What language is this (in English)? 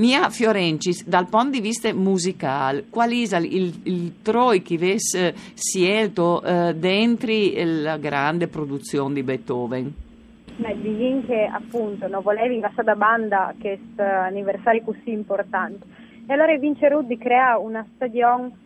Italian